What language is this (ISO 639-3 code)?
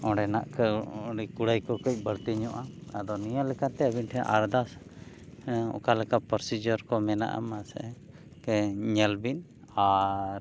sat